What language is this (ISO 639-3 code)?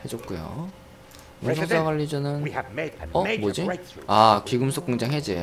kor